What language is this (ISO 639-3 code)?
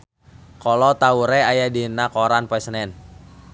sun